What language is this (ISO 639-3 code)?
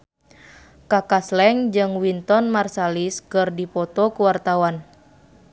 sun